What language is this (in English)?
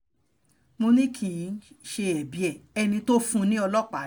Yoruba